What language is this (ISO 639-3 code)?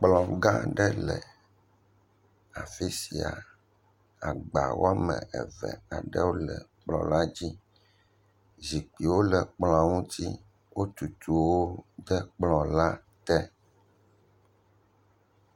ewe